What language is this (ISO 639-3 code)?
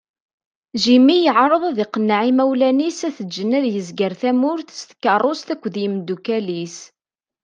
kab